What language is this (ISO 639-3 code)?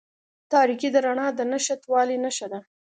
pus